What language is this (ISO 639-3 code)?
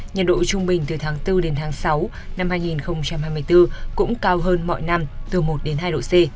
vie